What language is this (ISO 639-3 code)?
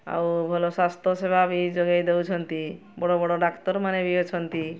ori